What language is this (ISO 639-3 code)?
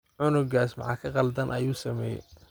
som